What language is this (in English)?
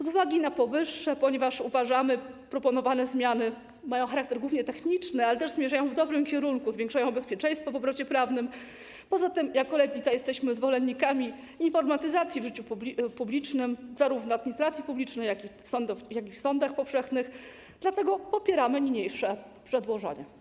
Polish